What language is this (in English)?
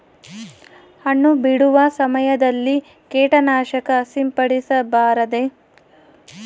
Kannada